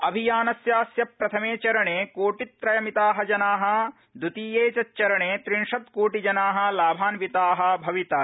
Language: Sanskrit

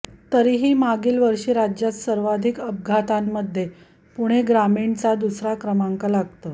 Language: Marathi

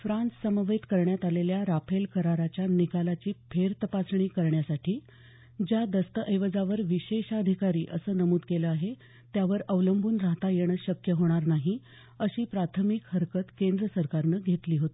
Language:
Marathi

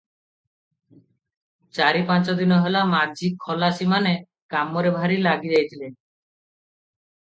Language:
Odia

